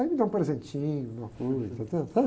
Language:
Portuguese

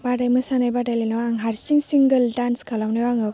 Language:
Bodo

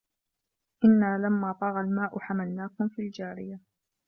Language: Arabic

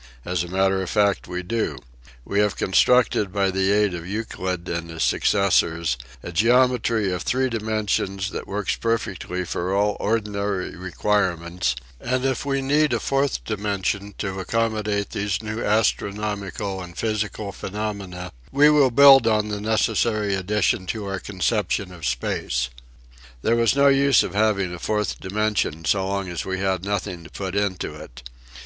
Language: English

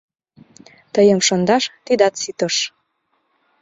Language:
Mari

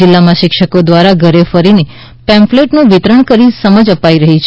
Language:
Gujarati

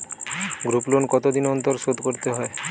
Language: Bangla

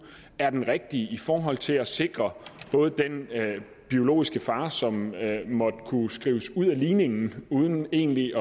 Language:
Danish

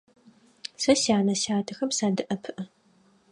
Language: Adyghe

